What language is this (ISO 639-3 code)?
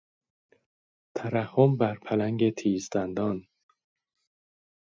fas